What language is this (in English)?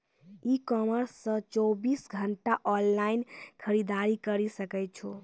Maithili